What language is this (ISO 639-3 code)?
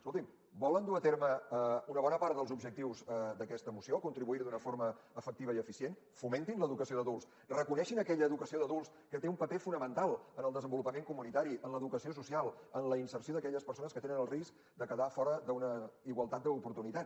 cat